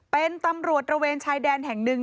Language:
Thai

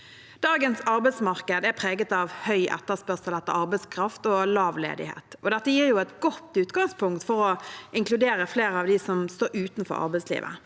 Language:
Norwegian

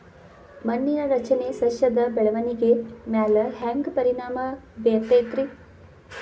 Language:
Kannada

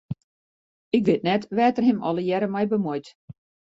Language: Western Frisian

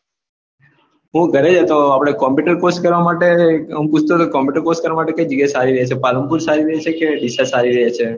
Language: Gujarati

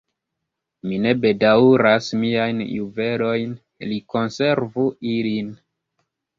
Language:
Esperanto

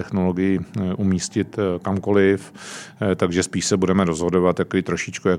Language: Czech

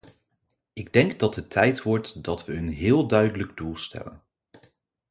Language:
Dutch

